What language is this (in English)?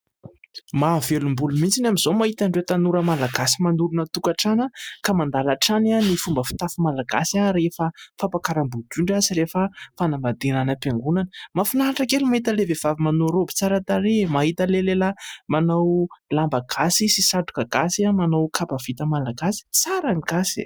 Malagasy